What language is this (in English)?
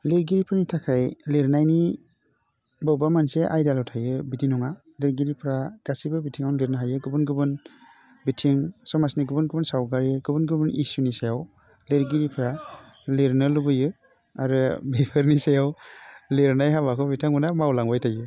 Bodo